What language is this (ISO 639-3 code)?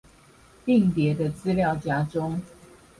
zho